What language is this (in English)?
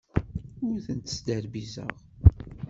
Kabyle